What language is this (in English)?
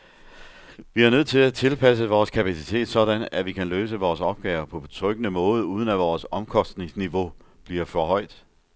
Danish